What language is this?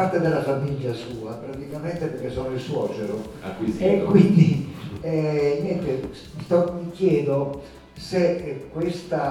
Italian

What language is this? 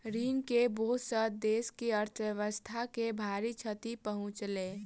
Maithili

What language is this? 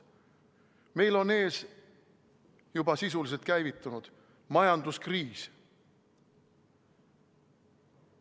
Estonian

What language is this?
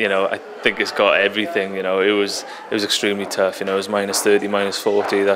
English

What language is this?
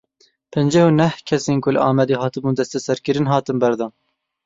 Kurdish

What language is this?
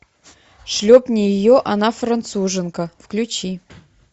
Russian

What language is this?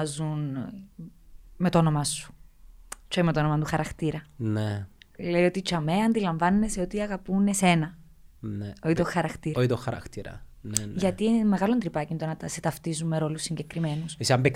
Greek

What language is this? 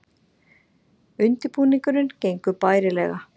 Icelandic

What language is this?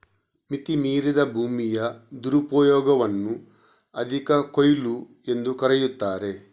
Kannada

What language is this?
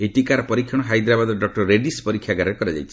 Odia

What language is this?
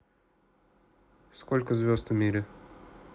Russian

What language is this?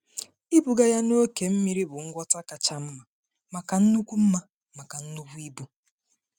Igbo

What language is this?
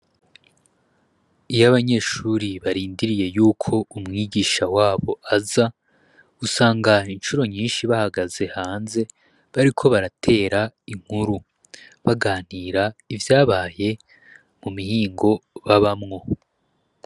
Rundi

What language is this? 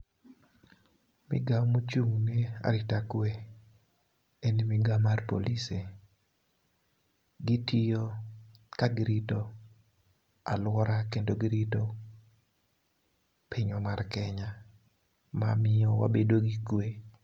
Luo (Kenya and Tanzania)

